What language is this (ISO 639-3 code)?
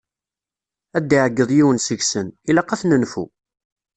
kab